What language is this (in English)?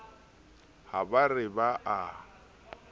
Southern Sotho